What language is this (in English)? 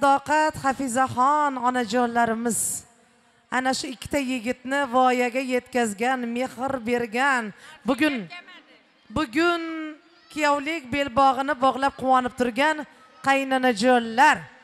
Turkish